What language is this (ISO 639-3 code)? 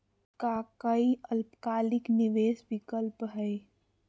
mag